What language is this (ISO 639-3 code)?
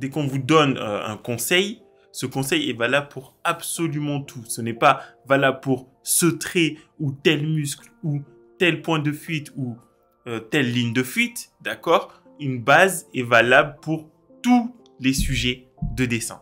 fra